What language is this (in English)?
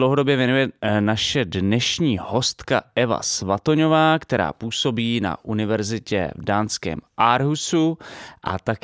Czech